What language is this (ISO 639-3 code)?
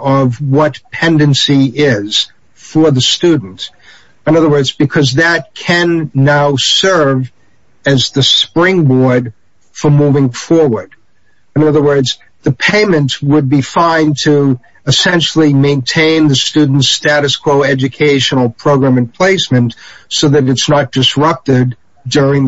eng